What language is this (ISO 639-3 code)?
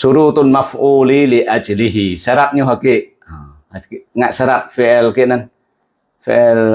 ind